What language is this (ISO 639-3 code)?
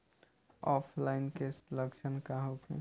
bho